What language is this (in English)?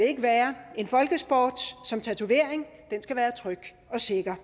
Danish